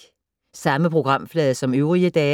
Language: Danish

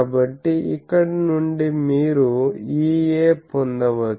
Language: Telugu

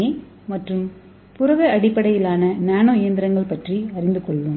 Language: Tamil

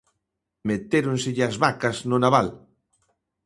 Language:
Galician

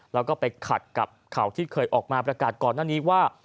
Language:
Thai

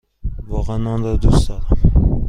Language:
Persian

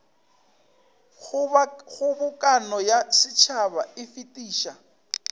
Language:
Northern Sotho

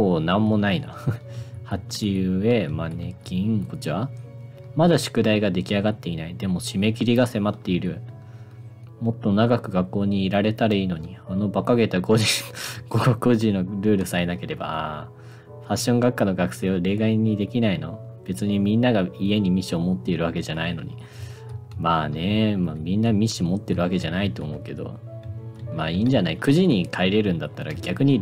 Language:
Japanese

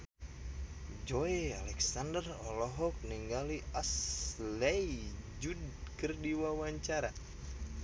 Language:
Sundanese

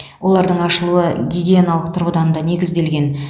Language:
Kazakh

